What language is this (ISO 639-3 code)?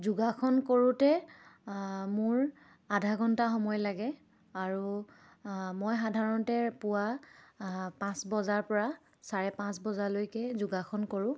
asm